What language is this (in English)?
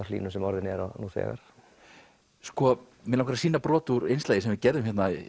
Icelandic